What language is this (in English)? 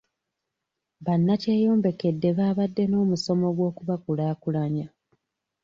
Ganda